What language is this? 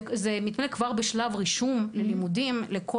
Hebrew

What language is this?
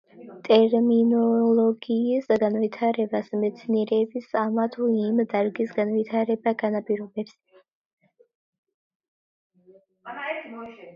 Georgian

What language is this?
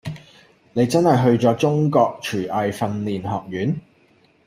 Cantonese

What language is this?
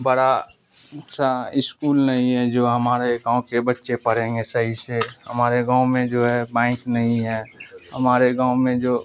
Urdu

